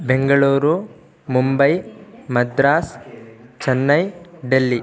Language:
Sanskrit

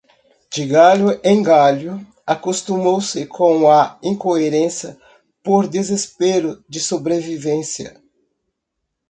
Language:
Portuguese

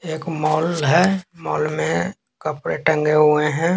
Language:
Hindi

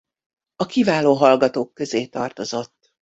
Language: Hungarian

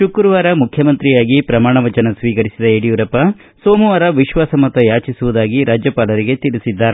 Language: Kannada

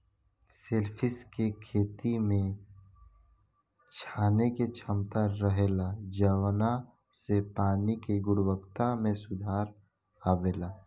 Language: Bhojpuri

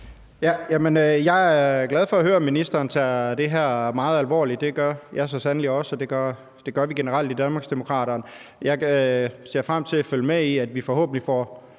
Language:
Danish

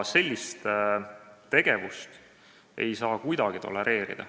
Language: Estonian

